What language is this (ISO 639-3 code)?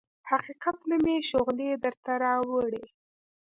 pus